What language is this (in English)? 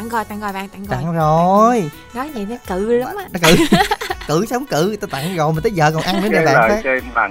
Vietnamese